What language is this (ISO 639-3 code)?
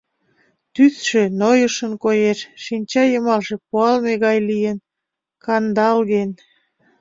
chm